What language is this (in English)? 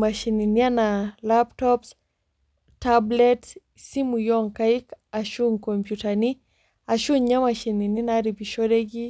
Masai